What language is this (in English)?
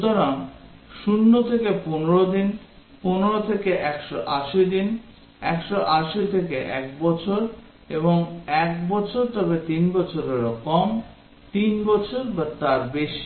Bangla